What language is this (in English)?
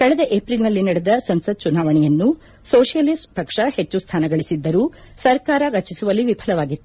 Kannada